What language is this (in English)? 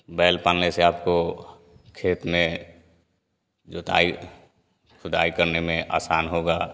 Hindi